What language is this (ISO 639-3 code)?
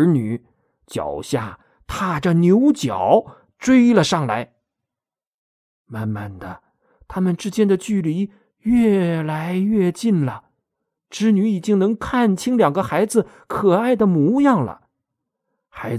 zho